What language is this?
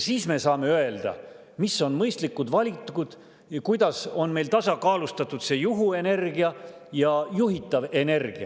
Estonian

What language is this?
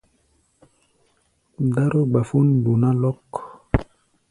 Gbaya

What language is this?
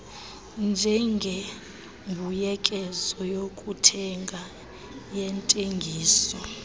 Xhosa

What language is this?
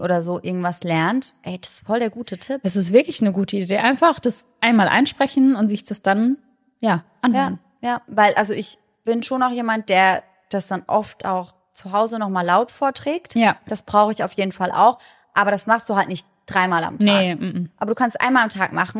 German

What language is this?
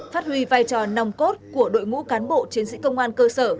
Vietnamese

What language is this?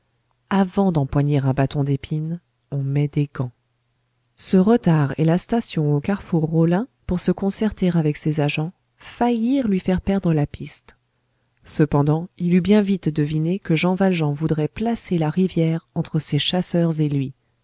French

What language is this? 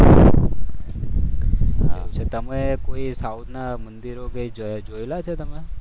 Gujarati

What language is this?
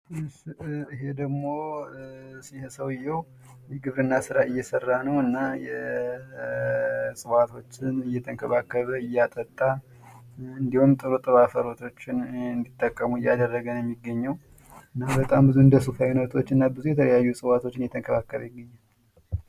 Amharic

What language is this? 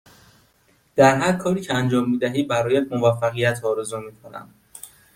Persian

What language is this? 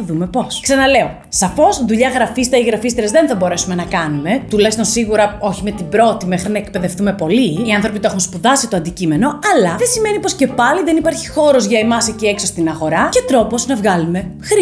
Greek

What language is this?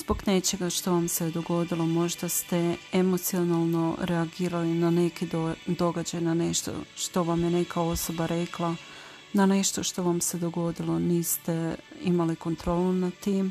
Croatian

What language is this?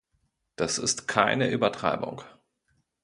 German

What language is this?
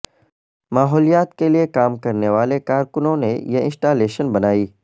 Urdu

